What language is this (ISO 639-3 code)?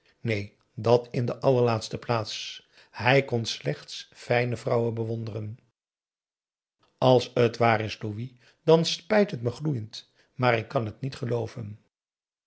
nld